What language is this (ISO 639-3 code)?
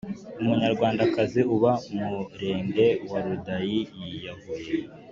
kin